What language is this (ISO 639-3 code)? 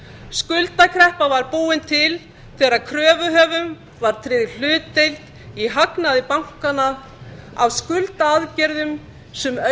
isl